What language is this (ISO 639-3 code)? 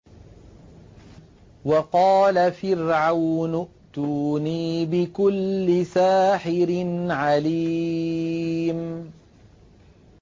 ara